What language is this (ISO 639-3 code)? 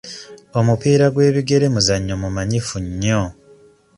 lug